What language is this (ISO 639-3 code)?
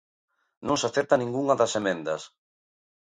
glg